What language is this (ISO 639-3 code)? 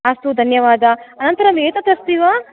san